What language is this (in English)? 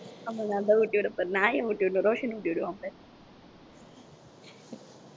Tamil